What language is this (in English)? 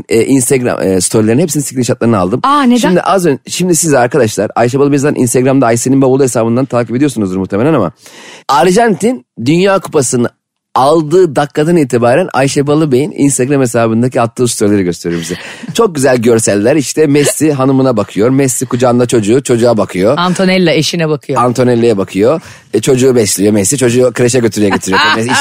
Turkish